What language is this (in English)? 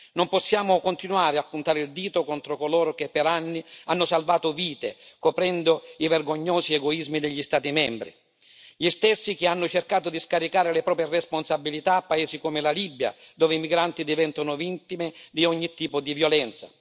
Italian